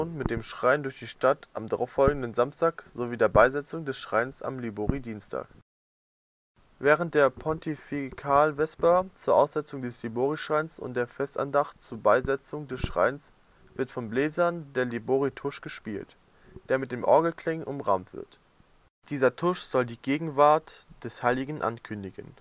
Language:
German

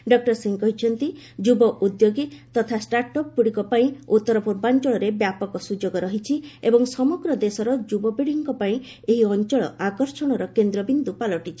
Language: Odia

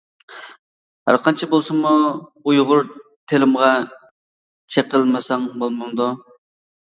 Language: Uyghur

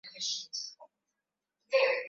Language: Swahili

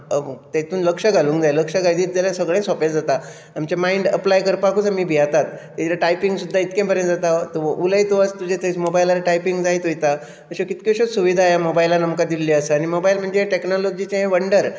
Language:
Konkani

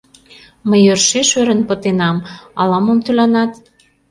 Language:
Mari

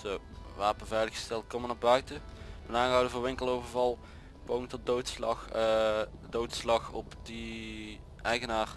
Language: Dutch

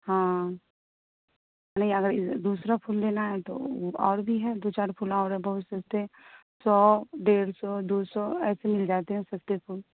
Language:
Urdu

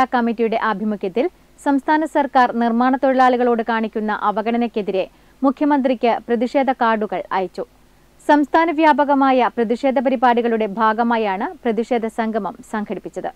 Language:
Malayalam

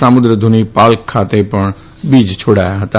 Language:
Gujarati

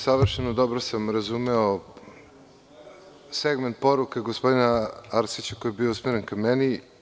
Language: Serbian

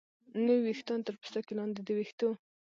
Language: Pashto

